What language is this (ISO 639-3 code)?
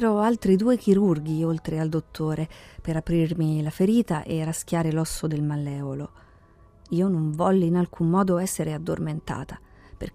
ita